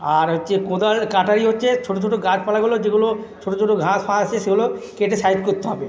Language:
Bangla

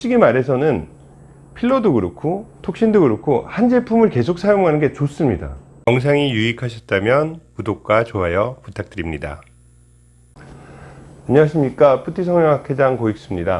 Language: Korean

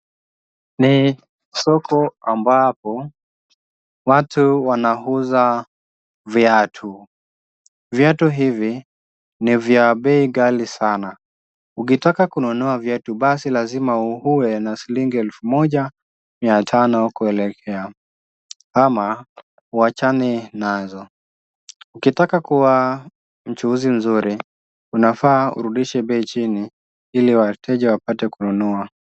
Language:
Swahili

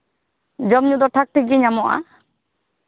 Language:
Santali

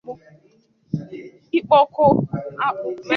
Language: Igbo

